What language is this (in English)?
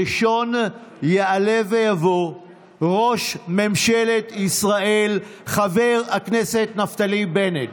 Hebrew